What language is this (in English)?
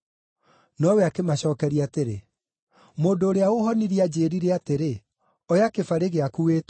Kikuyu